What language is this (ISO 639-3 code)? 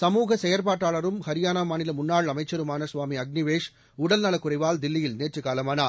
tam